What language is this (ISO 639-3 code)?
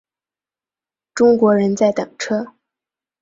zho